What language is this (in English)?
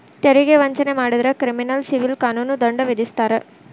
Kannada